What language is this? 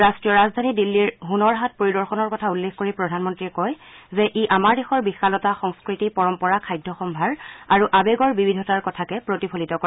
Assamese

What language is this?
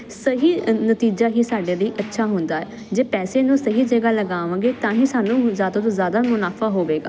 Punjabi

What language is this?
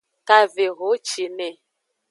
Aja (Benin)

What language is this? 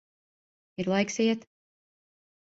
Latvian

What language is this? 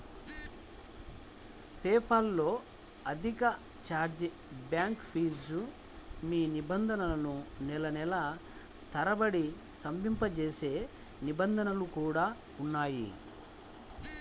Telugu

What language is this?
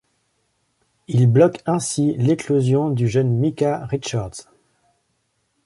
French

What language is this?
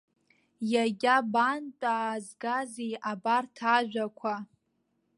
Abkhazian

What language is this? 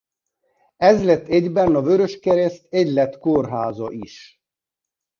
Hungarian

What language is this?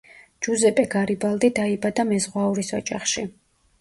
Georgian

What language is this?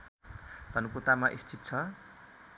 Nepali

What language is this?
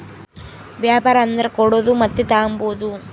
Kannada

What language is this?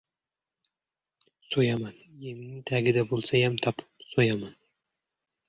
Uzbek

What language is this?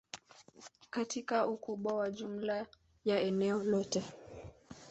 Swahili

